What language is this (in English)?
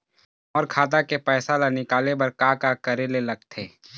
Chhattisgarhi